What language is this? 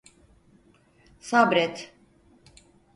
Turkish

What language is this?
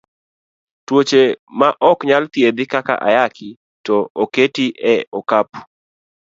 Luo (Kenya and Tanzania)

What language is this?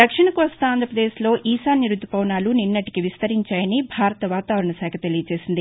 Telugu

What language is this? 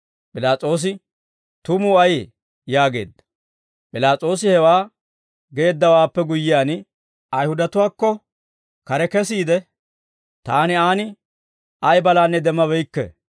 Dawro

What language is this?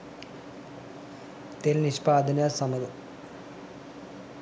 Sinhala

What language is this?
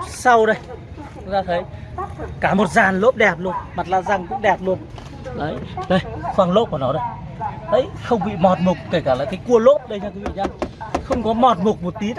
Vietnamese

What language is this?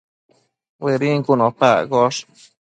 Matsés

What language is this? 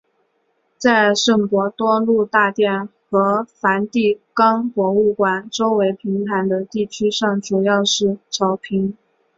Chinese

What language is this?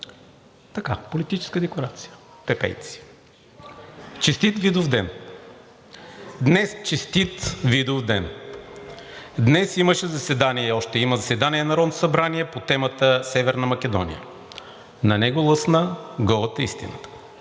Bulgarian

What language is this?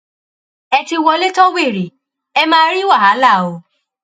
Yoruba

